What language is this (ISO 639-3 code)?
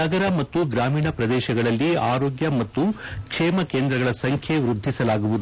kan